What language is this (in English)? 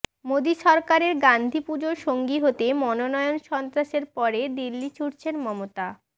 Bangla